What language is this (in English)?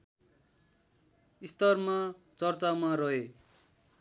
Nepali